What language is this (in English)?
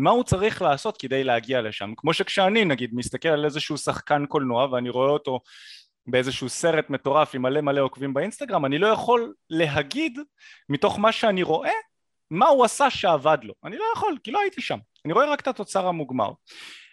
Hebrew